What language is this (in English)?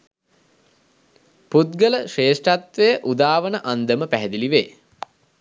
Sinhala